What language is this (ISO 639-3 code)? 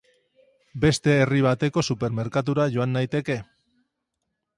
eus